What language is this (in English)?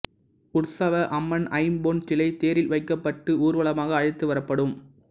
Tamil